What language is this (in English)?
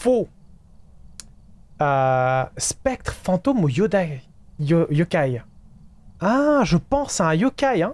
French